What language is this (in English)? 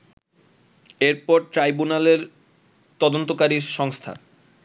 Bangla